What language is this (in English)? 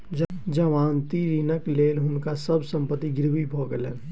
Maithili